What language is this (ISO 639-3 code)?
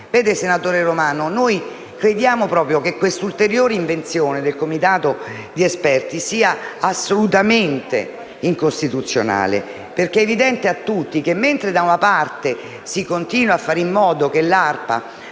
ita